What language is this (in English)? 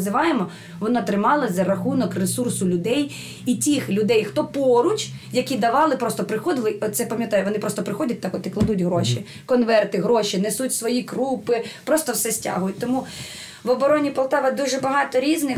Ukrainian